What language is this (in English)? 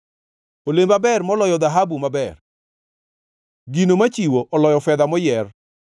Luo (Kenya and Tanzania)